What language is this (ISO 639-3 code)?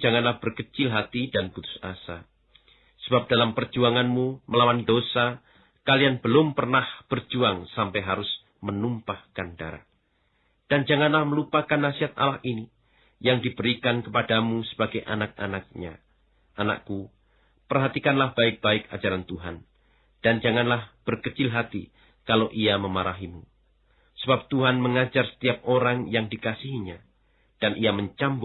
ind